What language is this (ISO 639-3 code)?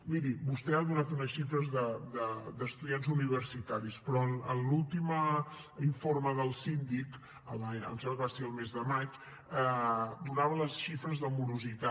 cat